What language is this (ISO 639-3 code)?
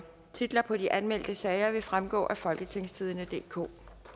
dan